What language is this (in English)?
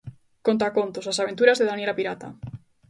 Galician